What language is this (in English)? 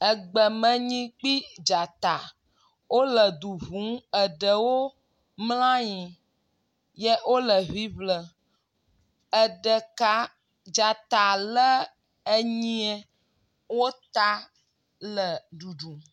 Ewe